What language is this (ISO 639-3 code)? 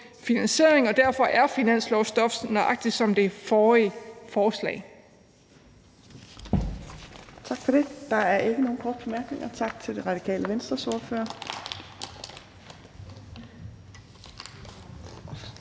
dan